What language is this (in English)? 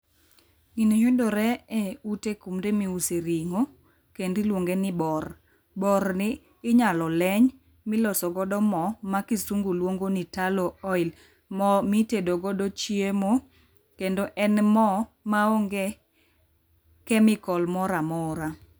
Luo (Kenya and Tanzania)